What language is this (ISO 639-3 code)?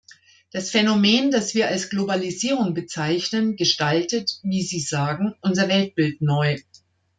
deu